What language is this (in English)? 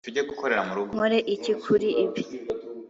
Kinyarwanda